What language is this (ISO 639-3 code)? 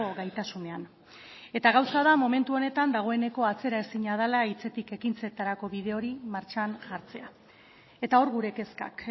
eus